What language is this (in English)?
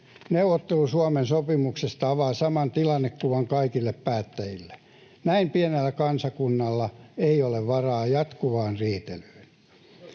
Finnish